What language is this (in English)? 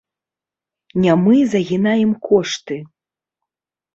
Belarusian